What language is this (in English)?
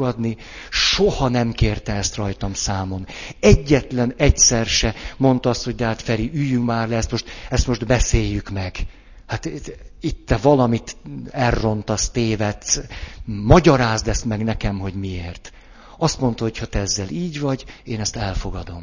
Hungarian